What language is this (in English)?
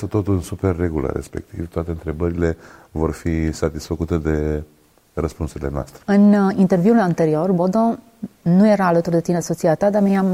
Romanian